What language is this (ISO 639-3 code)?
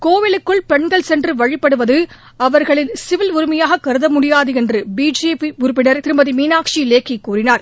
tam